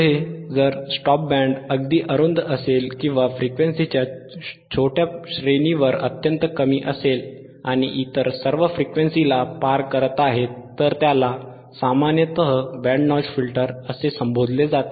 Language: Marathi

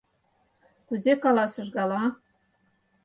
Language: Mari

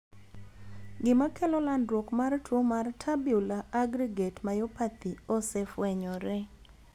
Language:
Luo (Kenya and Tanzania)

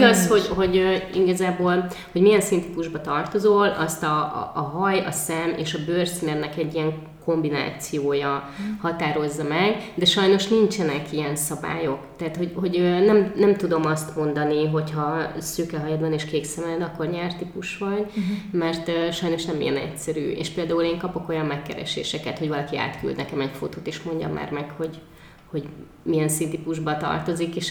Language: Hungarian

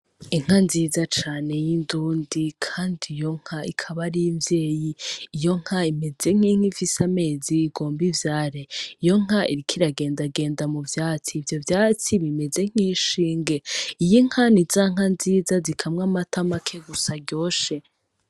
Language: Rundi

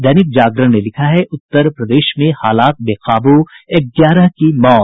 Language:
Hindi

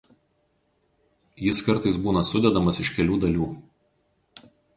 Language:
Lithuanian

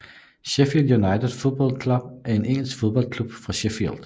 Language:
Danish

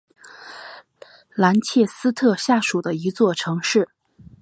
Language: Chinese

